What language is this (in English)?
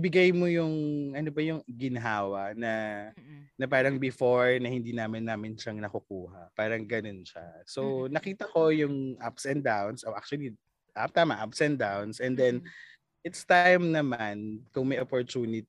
Filipino